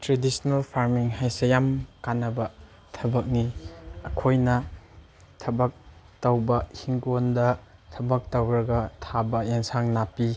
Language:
Manipuri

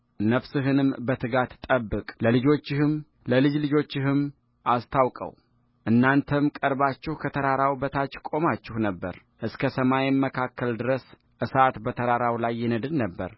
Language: Amharic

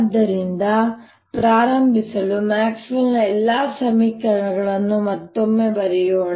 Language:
Kannada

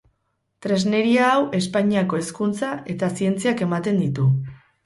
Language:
Basque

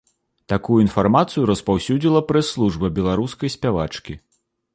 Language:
Belarusian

